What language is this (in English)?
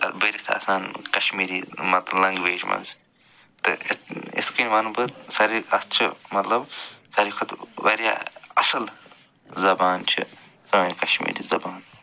Kashmiri